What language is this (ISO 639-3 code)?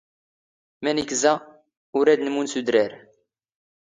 zgh